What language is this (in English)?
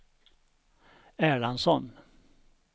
Swedish